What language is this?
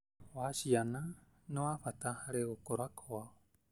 Kikuyu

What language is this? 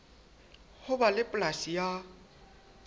Southern Sotho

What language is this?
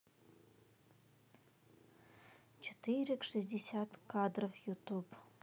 Russian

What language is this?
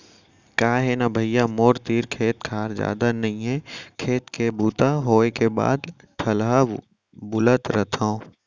Chhattisgarhi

